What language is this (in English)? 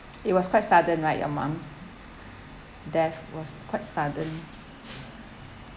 English